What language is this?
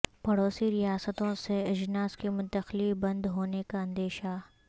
Urdu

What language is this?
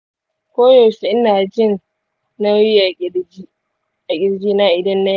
Hausa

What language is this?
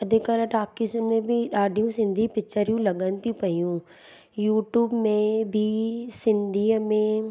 Sindhi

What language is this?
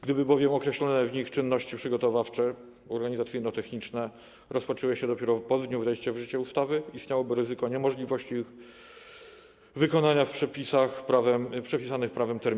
Polish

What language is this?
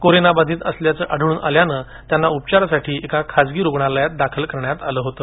Marathi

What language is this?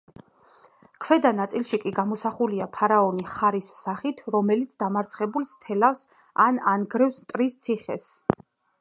Georgian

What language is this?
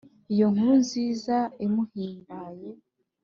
Kinyarwanda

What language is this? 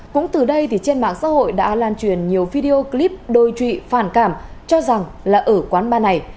Vietnamese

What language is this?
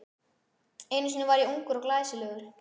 Icelandic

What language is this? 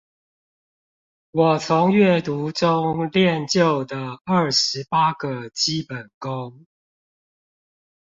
Chinese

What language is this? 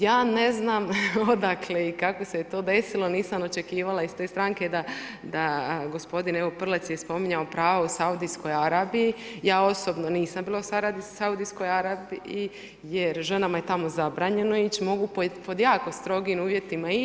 Croatian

